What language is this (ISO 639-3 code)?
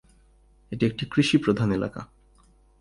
ben